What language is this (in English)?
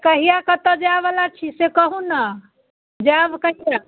Maithili